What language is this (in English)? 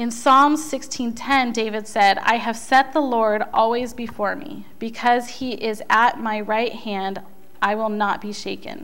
English